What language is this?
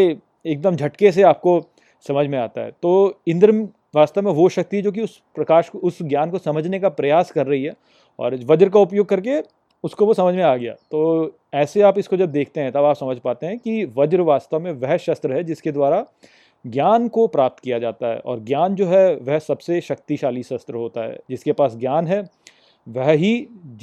Hindi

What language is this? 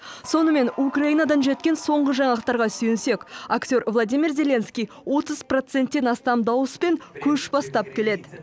Kazakh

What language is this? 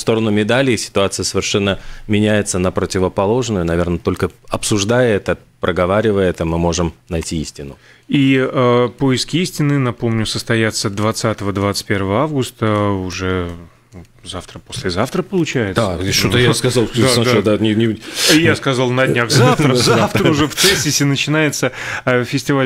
Russian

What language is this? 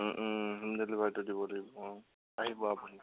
Assamese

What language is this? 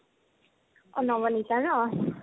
Assamese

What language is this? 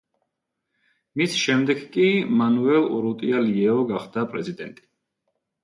Georgian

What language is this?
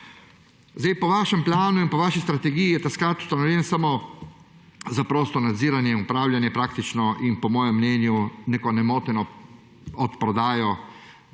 Slovenian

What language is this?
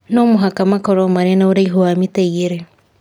Kikuyu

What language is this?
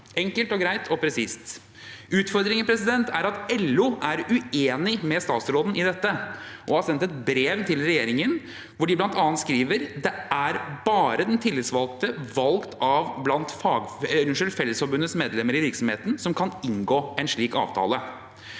Norwegian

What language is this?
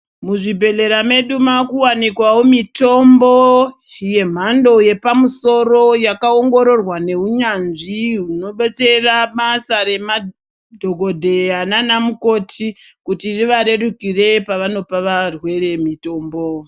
Ndau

